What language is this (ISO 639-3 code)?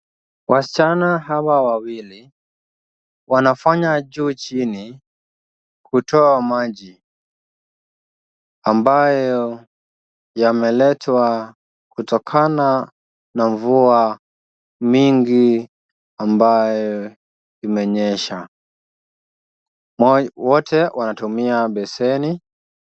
swa